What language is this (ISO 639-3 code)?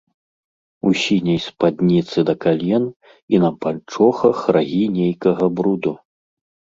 bel